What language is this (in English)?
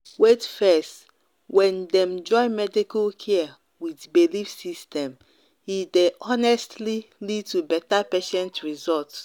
Nigerian Pidgin